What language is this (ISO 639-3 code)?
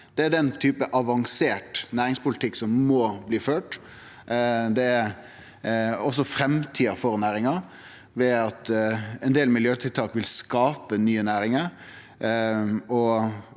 nor